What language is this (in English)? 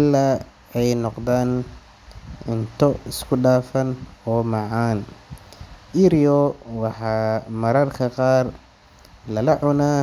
Somali